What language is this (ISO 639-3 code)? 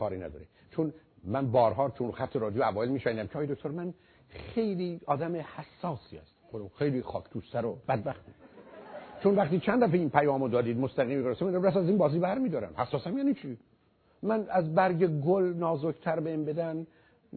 fas